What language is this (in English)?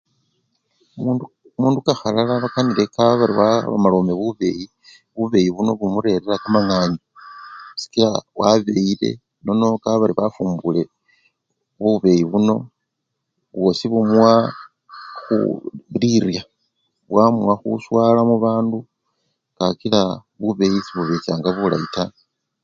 Luyia